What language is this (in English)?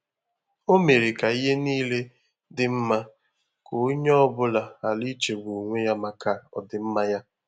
Igbo